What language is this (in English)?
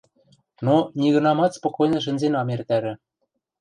Western Mari